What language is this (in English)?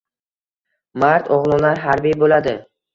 Uzbek